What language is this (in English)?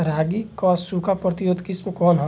Bhojpuri